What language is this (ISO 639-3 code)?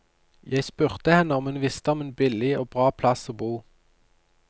nor